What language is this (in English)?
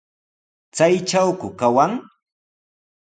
Sihuas Ancash Quechua